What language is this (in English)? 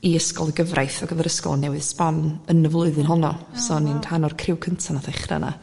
Welsh